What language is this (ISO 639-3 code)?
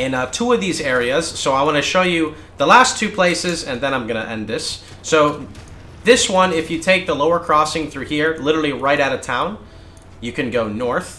eng